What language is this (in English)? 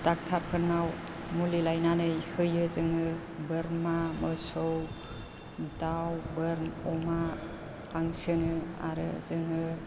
Bodo